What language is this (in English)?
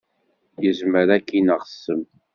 Kabyle